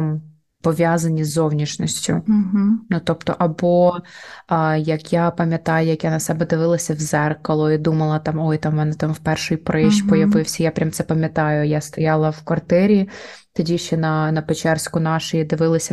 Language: Ukrainian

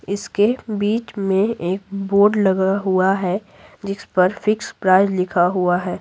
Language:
Hindi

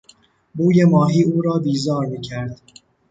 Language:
Persian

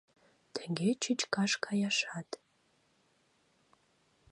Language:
Mari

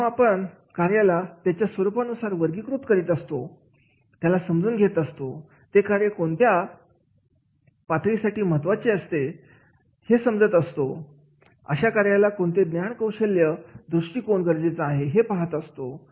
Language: Marathi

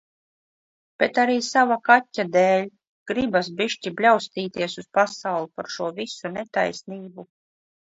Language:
Latvian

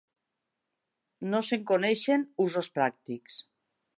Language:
Catalan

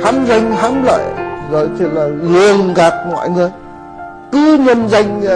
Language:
Vietnamese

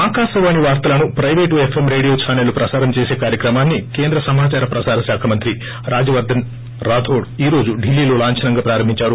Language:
Telugu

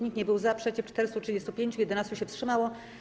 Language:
Polish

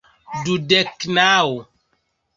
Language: Esperanto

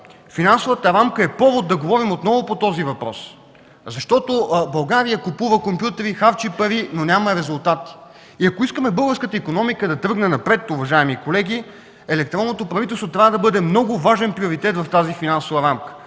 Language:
Bulgarian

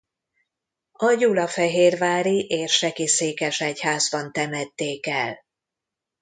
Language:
Hungarian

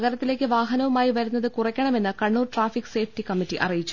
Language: Malayalam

